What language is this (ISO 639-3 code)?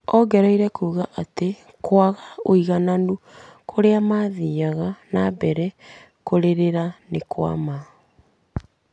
kik